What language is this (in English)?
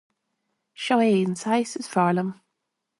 Irish